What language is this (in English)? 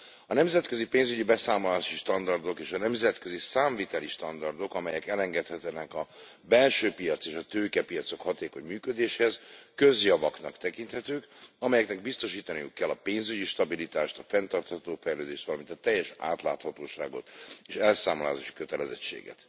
Hungarian